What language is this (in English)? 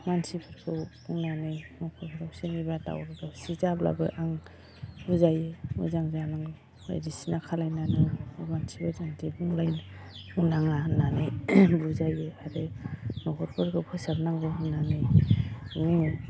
Bodo